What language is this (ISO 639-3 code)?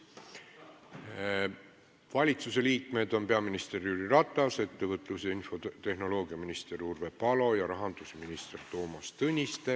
est